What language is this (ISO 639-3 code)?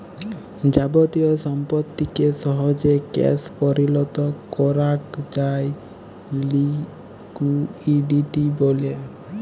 ben